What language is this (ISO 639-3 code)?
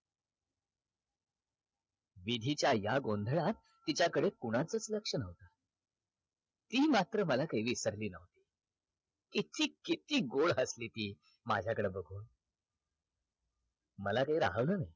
mar